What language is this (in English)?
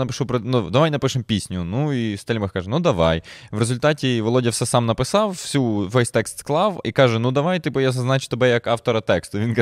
Ukrainian